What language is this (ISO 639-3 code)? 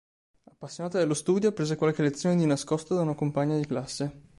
ita